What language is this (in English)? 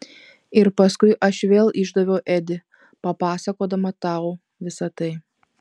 Lithuanian